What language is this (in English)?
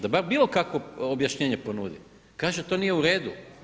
Croatian